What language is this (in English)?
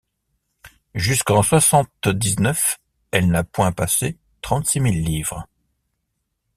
French